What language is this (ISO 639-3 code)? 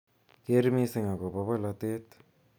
kln